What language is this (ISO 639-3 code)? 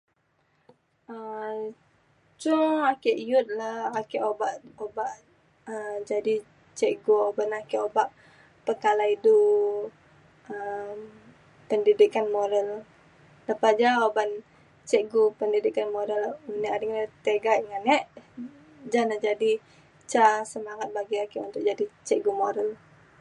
xkl